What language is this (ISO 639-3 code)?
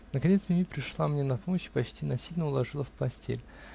rus